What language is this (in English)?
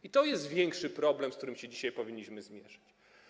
Polish